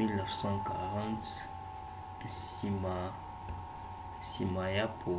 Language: Lingala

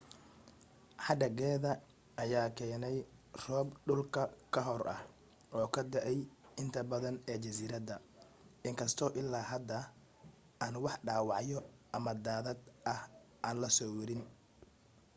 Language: Somali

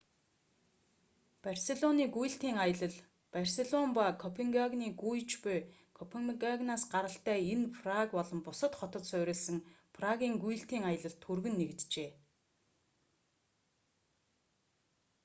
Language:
Mongolian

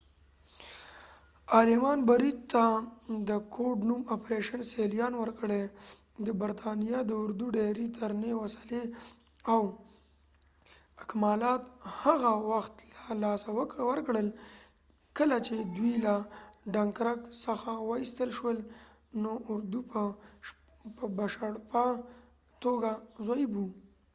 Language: Pashto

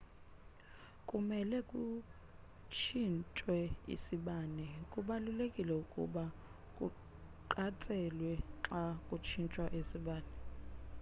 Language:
Xhosa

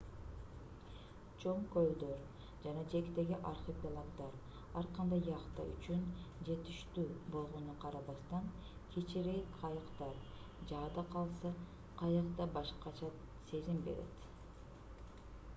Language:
Kyrgyz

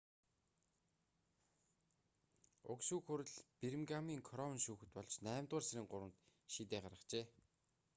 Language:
Mongolian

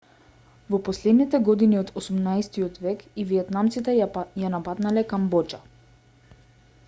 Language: Macedonian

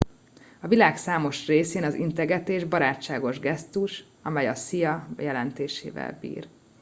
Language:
Hungarian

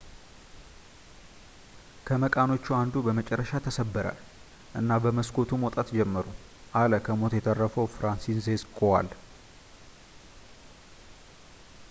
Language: Amharic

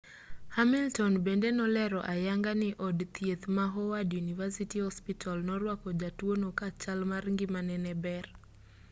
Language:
Luo (Kenya and Tanzania)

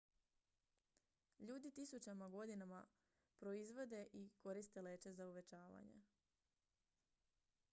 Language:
Croatian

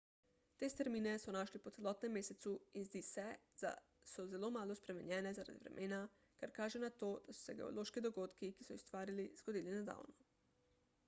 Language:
Slovenian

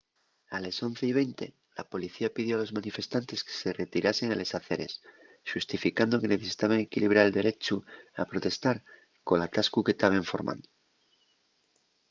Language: Asturian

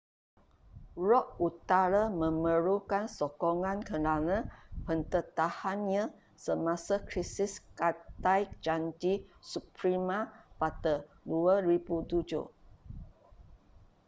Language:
Malay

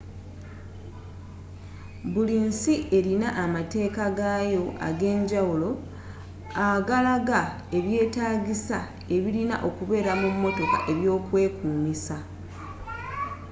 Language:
Ganda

